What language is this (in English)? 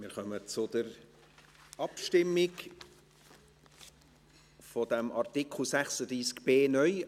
Swiss German